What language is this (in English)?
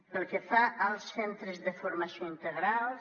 Catalan